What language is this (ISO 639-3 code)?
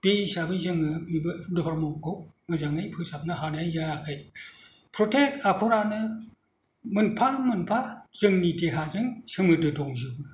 brx